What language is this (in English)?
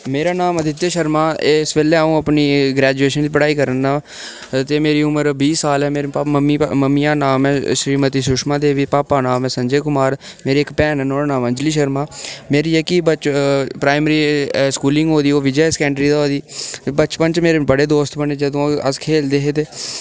Dogri